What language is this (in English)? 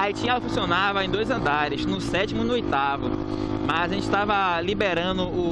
Portuguese